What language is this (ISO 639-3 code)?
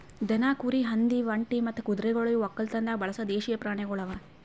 kan